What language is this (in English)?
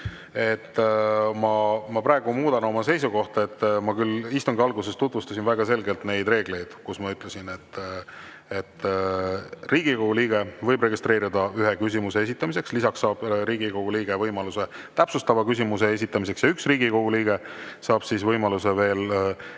Estonian